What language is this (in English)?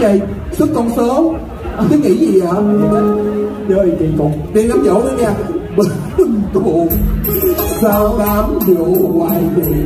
Vietnamese